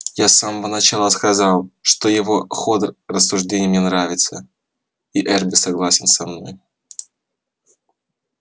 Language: Russian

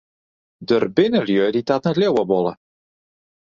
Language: Western Frisian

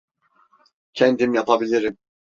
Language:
Turkish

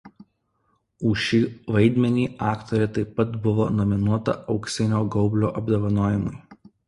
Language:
Lithuanian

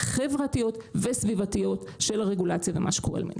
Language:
Hebrew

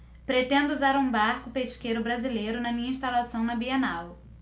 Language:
Portuguese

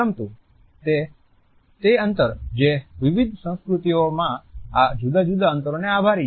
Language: Gujarati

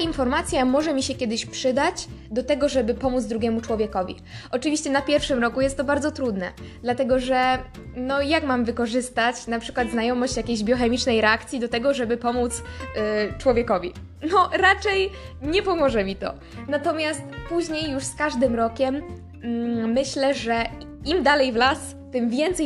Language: Polish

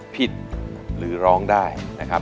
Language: Thai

